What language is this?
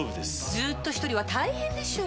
Japanese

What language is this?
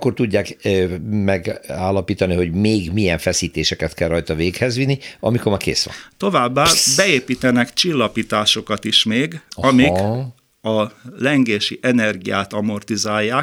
Hungarian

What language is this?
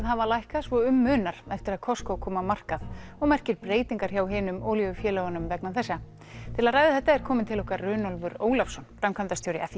Icelandic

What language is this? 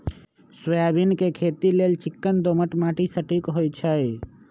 Magahi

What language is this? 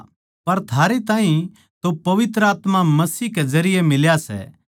Haryanvi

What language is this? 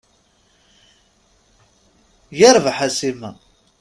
Kabyle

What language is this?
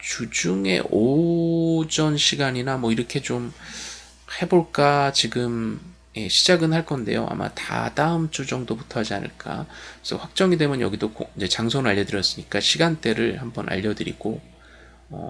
Korean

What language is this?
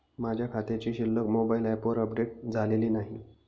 Marathi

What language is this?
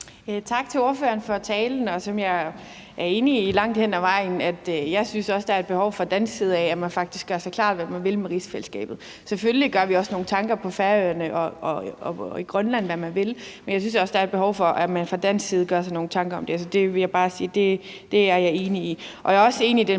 Danish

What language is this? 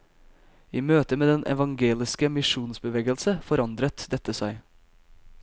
Norwegian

